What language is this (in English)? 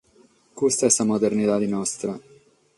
Sardinian